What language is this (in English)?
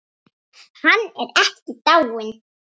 Icelandic